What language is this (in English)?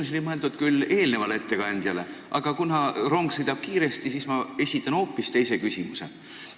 Estonian